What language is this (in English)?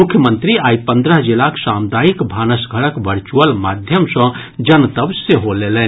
Maithili